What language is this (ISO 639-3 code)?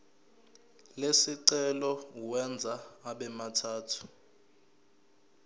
zul